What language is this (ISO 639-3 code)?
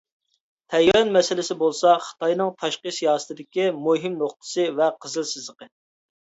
uig